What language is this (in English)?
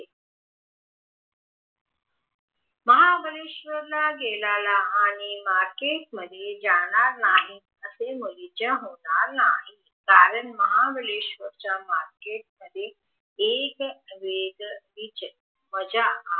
Marathi